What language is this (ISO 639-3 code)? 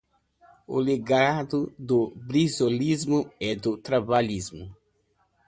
por